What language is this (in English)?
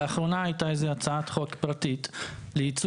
Hebrew